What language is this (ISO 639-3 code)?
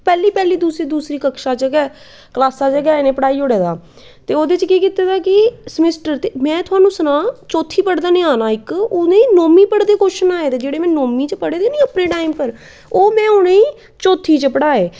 doi